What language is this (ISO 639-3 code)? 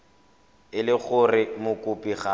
tsn